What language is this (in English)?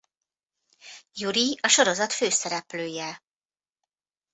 Hungarian